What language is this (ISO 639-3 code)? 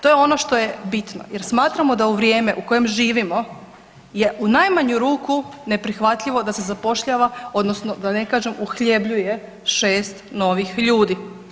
hrv